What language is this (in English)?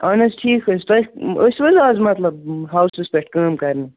Kashmiri